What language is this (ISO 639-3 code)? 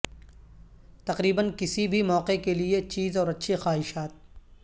urd